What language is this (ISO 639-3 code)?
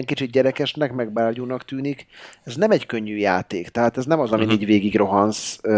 hun